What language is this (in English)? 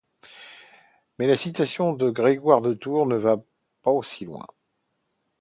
French